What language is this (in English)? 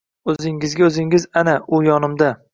Uzbek